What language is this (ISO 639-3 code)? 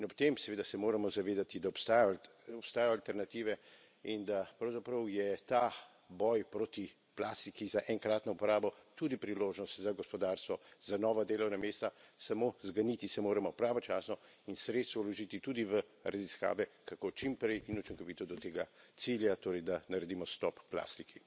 slv